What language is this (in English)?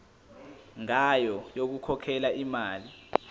Zulu